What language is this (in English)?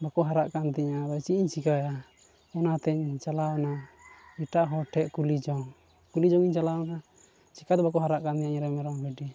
Santali